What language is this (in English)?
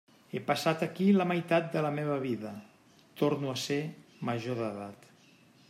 Catalan